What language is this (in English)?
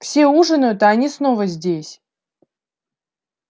Russian